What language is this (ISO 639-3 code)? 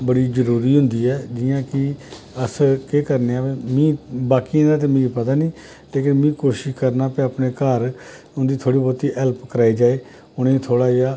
doi